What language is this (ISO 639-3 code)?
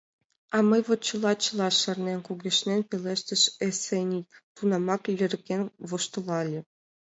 chm